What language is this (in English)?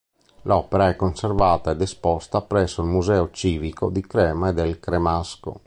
Italian